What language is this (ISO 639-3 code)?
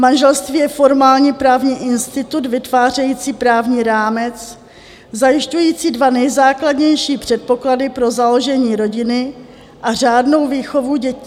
ces